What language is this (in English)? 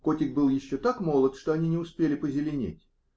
Russian